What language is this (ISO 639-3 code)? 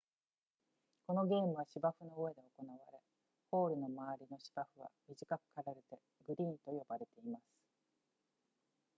jpn